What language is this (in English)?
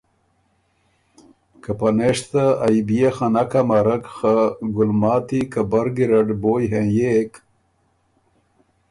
Ormuri